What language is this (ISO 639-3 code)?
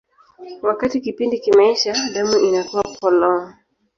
swa